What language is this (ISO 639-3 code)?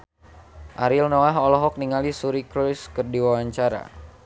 sun